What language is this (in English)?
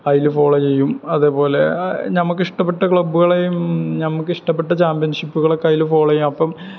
Malayalam